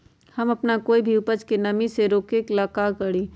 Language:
Magahi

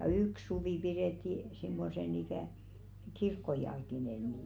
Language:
Finnish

